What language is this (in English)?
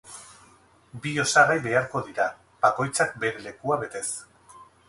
Basque